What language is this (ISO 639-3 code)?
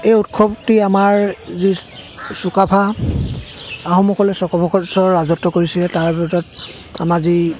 asm